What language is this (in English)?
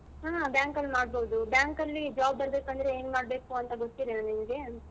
Kannada